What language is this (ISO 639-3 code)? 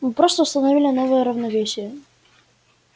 rus